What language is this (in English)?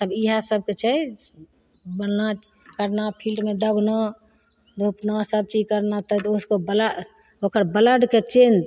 Maithili